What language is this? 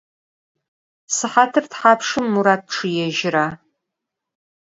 Adyghe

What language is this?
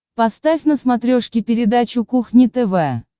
Russian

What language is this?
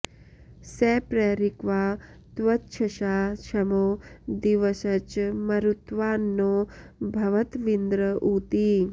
Sanskrit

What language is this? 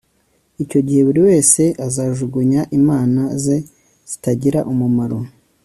Kinyarwanda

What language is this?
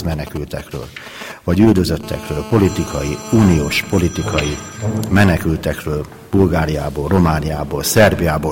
Hungarian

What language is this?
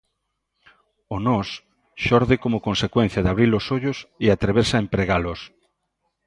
Galician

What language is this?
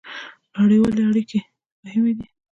Pashto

